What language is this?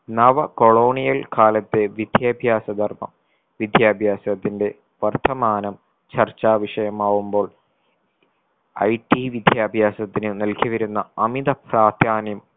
Malayalam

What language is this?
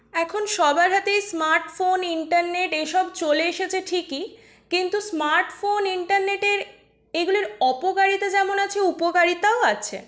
Bangla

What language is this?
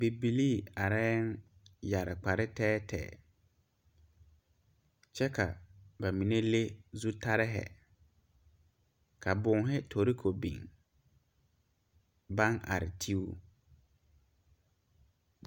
Southern Dagaare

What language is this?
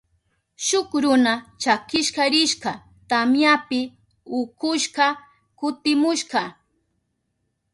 Southern Pastaza Quechua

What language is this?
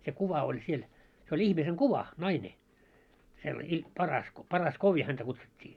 Finnish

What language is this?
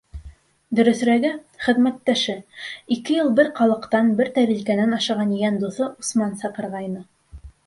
Bashkir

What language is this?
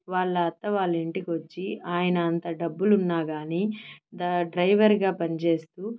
Telugu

